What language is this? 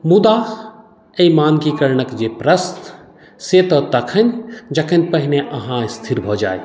Maithili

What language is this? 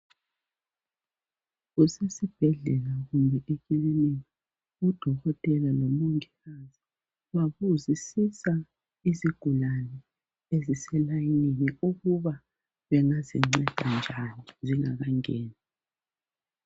North Ndebele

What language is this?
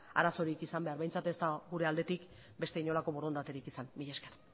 Basque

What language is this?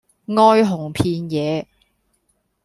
Cantonese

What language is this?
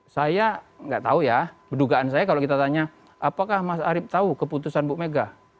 Indonesian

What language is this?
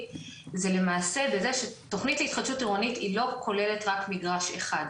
Hebrew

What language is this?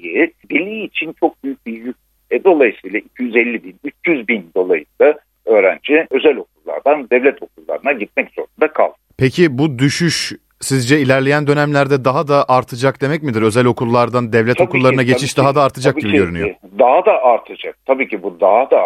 Turkish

